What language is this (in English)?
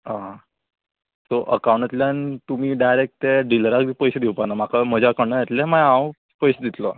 Konkani